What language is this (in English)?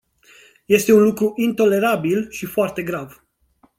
Romanian